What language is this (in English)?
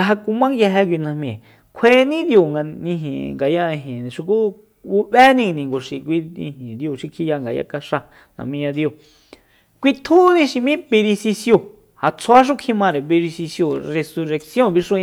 Soyaltepec Mazatec